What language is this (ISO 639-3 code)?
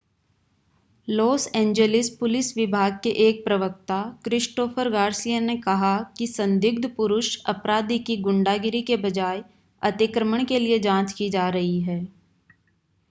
hin